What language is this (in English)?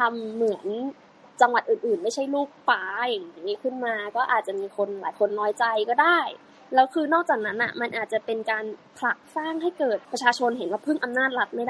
Thai